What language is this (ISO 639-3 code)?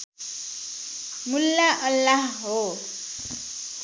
nep